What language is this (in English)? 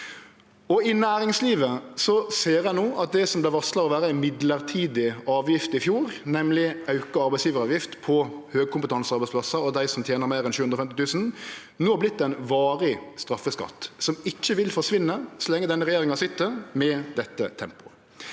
Norwegian